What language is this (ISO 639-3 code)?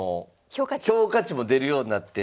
jpn